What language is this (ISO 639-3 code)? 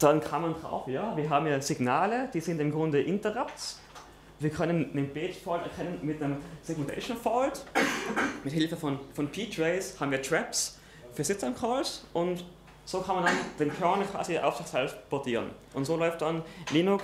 deu